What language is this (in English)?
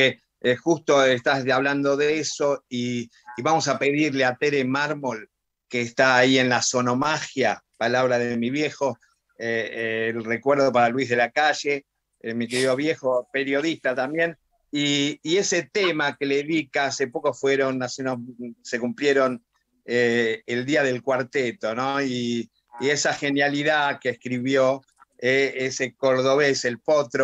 Spanish